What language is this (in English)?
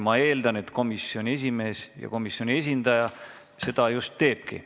Estonian